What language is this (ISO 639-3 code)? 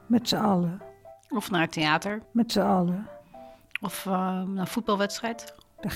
nld